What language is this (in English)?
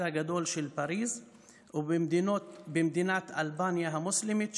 Hebrew